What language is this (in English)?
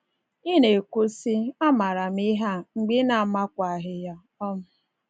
Igbo